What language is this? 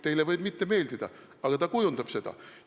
Estonian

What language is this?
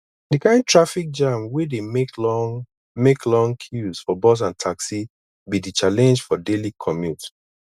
Nigerian Pidgin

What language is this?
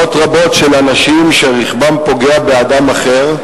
Hebrew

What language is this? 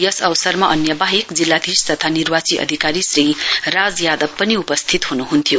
Nepali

